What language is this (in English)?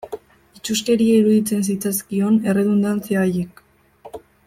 Basque